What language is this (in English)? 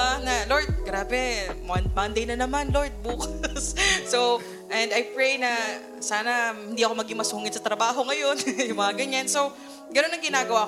Filipino